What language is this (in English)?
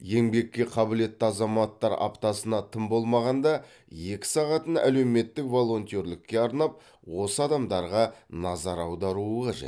Kazakh